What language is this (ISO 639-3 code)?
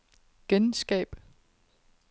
dan